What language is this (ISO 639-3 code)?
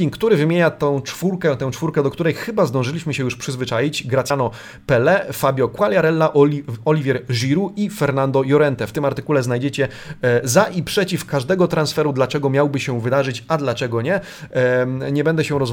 pol